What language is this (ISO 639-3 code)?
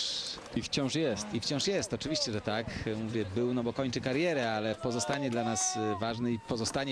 pol